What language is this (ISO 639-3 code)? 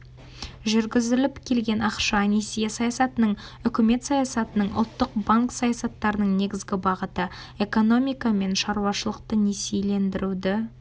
kaz